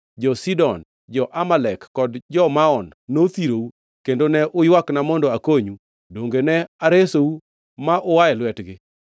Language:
Luo (Kenya and Tanzania)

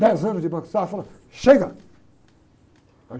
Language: Portuguese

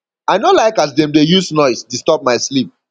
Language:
Nigerian Pidgin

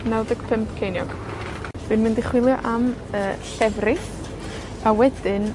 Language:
Welsh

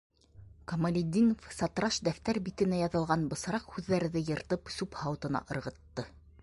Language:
Bashkir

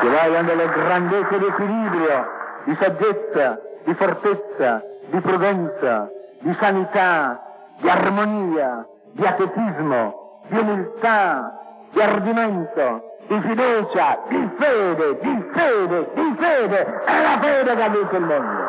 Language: Italian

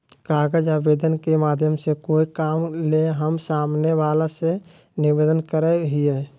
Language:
Magahi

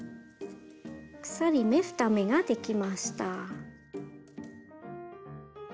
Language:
Japanese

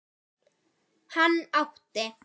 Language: Icelandic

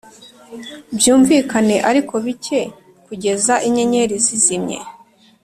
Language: Kinyarwanda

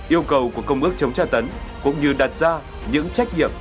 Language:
Vietnamese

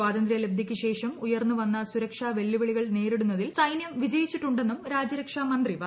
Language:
Malayalam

